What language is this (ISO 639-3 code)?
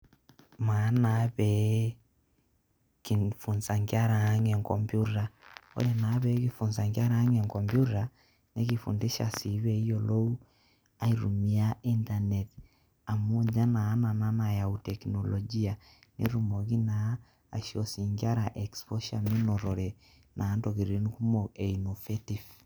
mas